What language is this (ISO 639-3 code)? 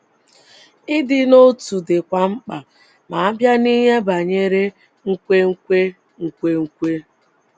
ibo